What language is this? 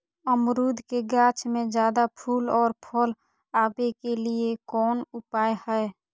Magahi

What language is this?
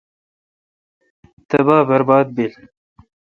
Kalkoti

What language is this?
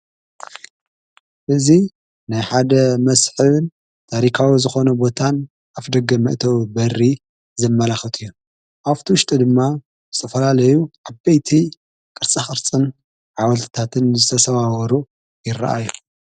Tigrinya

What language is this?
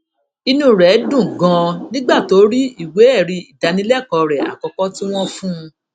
Yoruba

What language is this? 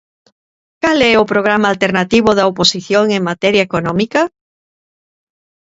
Galician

